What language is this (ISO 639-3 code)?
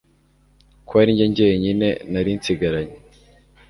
kin